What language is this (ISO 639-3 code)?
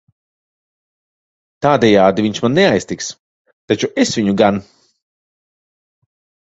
lav